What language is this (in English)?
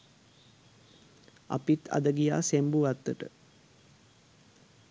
Sinhala